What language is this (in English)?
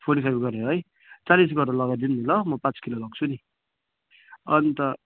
Nepali